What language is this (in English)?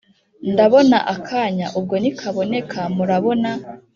Kinyarwanda